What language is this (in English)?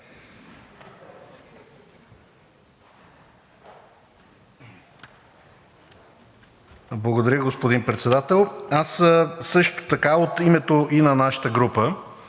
Bulgarian